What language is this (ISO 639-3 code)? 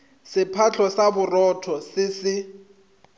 nso